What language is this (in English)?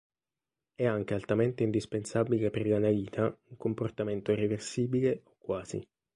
Italian